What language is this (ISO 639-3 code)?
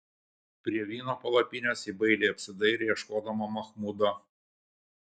lit